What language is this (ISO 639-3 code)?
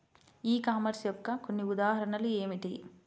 tel